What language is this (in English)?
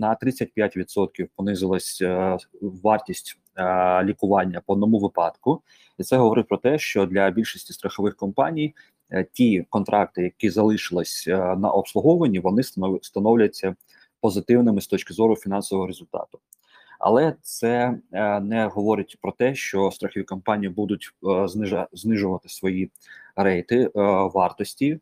Ukrainian